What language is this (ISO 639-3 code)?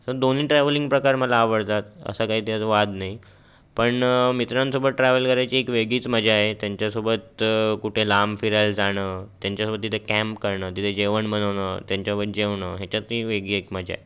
mar